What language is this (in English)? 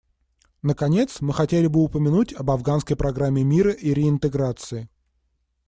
Russian